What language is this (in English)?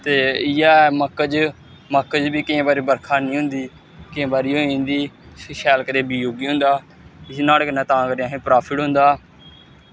Dogri